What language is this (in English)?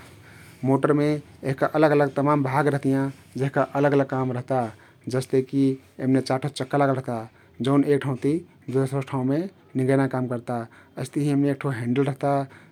Kathoriya Tharu